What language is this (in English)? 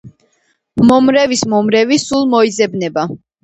Georgian